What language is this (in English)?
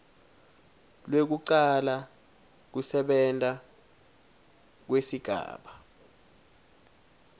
Swati